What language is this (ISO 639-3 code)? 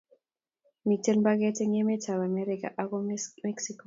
kln